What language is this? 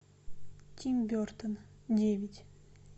Russian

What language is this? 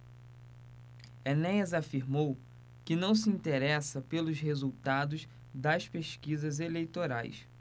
Portuguese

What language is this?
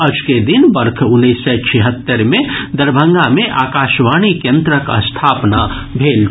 Maithili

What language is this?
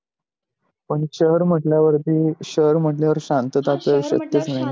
Marathi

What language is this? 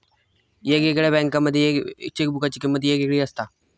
Marathi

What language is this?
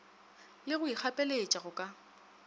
Northern Sotho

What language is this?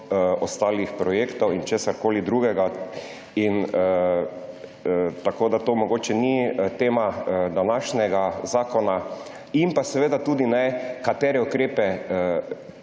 Slovenian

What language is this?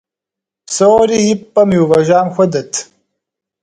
Kabardian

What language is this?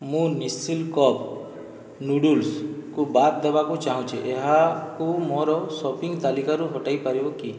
Odia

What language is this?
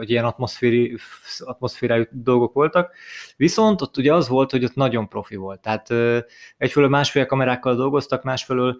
Hungarian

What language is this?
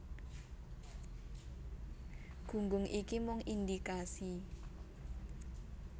Javanese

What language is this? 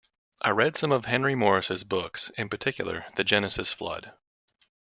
English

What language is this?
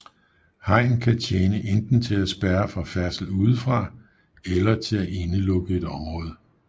Danish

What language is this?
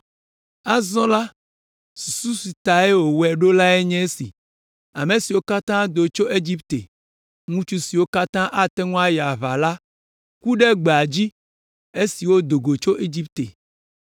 Ewe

